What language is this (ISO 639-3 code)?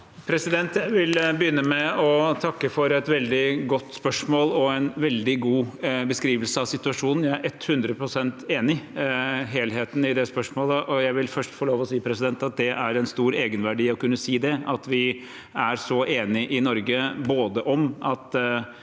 nor